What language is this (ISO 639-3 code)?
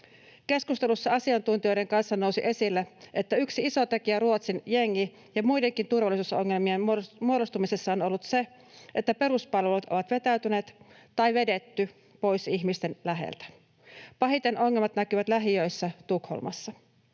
fin